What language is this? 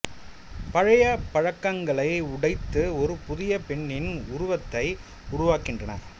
Tamil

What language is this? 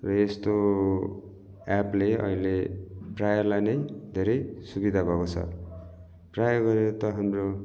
Nepali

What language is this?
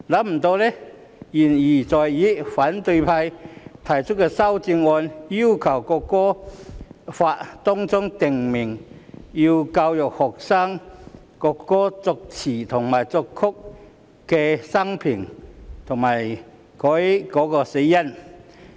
Cantonese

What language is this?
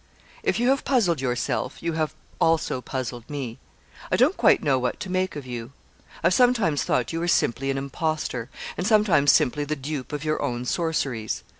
English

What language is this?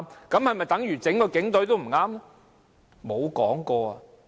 Cantonese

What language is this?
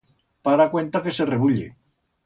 Aragonese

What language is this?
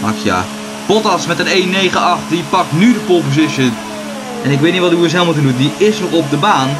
Dutch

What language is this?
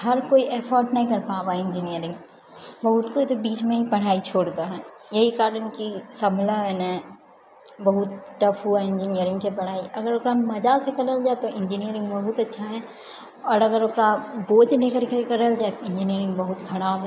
Maithili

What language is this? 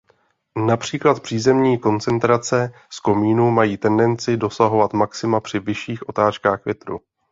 Czech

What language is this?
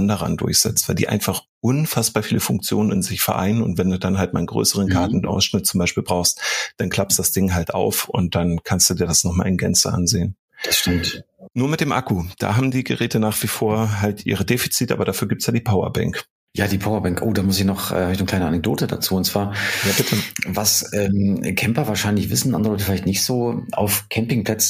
German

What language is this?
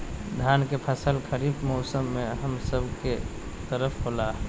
Magahi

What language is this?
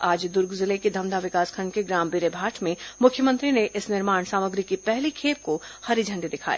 Hindi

